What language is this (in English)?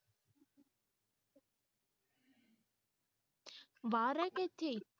Punjabi